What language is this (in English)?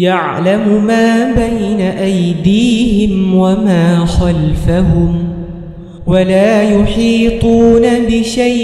Arabic